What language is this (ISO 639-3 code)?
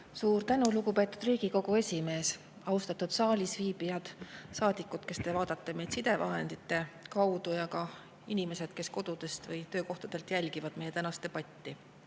est